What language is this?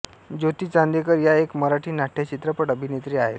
Marathi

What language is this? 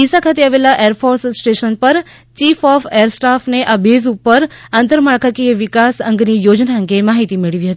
Gujarati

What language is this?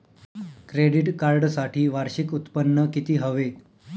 Marathi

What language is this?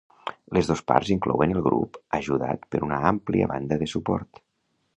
Catalan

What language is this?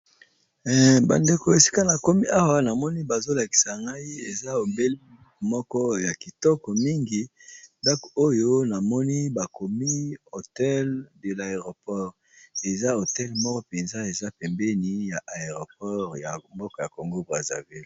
Lingala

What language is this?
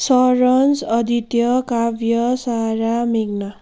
Nepali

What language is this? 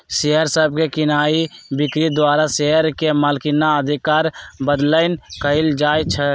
Magahi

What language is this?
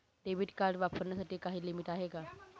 Marathi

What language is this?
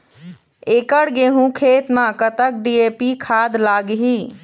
Chhattisgarhi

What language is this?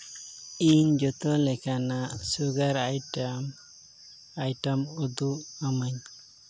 Santali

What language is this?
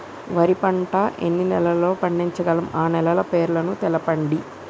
Telugu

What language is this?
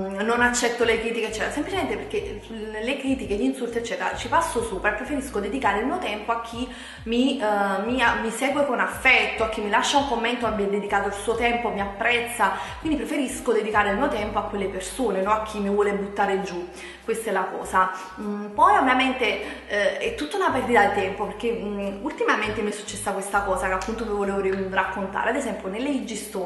Italian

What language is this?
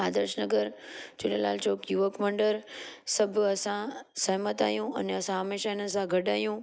Sindhi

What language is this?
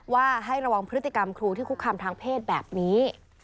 Thai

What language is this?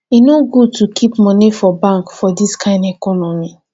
Nigerian Pidgin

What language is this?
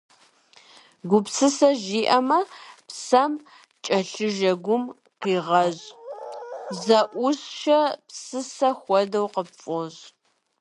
Kabardian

